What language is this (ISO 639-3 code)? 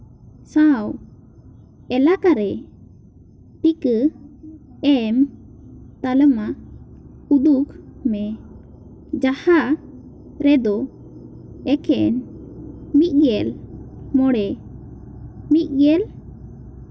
sat